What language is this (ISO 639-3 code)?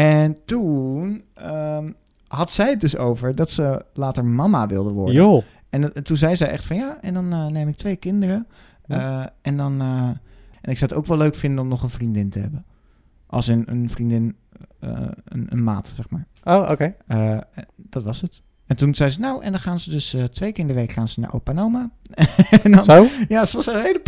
nld